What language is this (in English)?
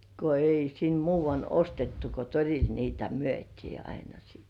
Finnish